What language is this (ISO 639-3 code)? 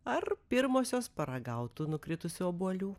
lit